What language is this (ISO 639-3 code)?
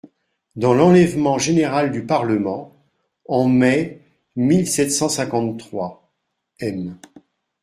fra